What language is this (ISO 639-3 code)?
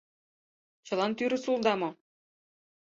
chm